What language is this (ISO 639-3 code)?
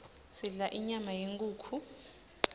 ssw